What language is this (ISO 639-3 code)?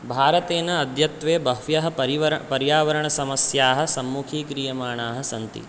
san